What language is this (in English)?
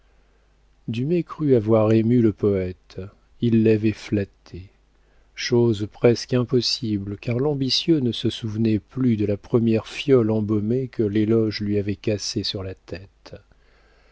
French